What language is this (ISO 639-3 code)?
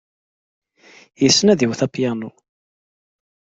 kab